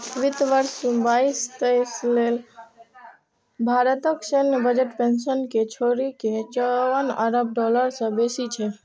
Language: Maithili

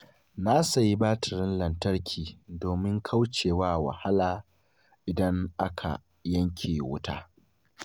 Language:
Hausa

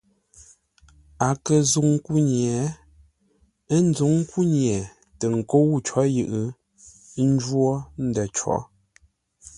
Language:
Ngombale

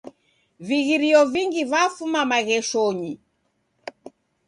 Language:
Taita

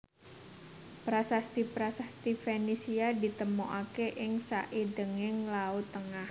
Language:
Javanese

